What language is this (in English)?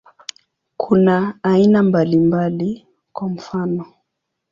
Swahili